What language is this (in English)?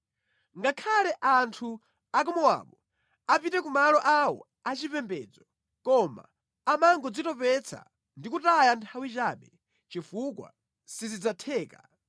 Nyanja